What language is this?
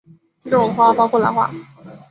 Chinese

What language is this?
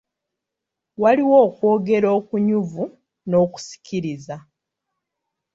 Ganda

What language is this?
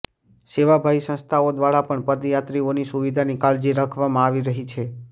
Gujarati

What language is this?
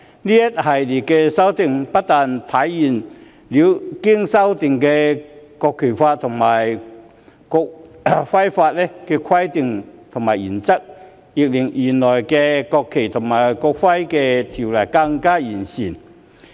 Cantonese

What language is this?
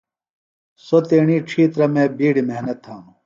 Phalura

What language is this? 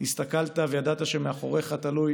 Hebrew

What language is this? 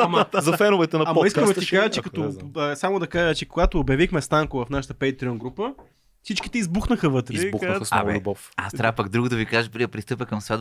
Bulgarian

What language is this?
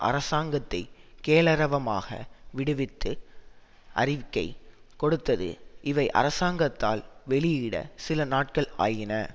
Tamil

